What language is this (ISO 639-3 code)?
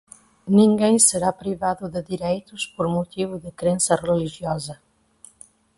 por